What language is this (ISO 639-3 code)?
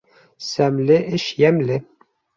bak